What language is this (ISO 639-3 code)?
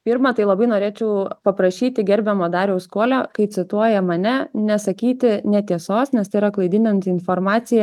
lit